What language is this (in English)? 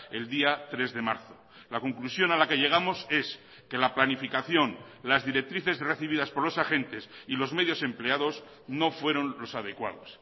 Spanish